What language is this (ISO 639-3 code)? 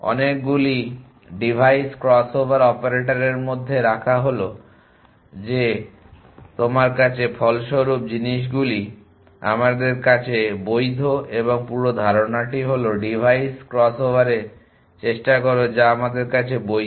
ben